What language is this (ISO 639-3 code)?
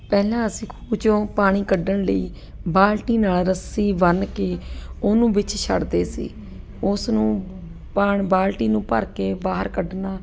pan